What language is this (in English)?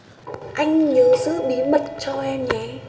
Vietnamese